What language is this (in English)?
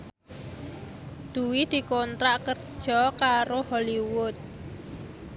Javanese